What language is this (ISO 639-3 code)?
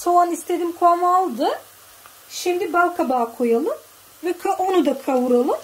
tur